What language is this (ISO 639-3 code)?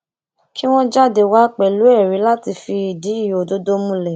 yor